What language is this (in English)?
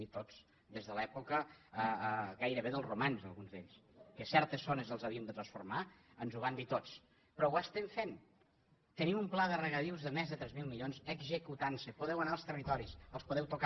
Catalan